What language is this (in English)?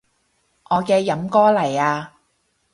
Cantonese